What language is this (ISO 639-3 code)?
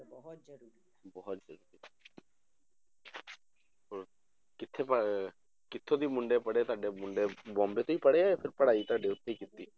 pan